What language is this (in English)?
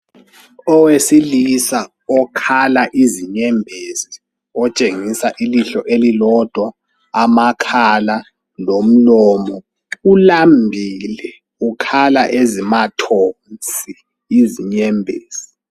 North Ndebele